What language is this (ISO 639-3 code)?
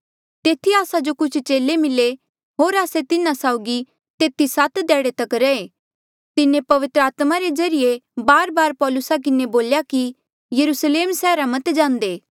mjl